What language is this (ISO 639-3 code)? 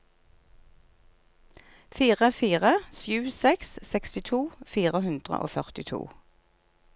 nor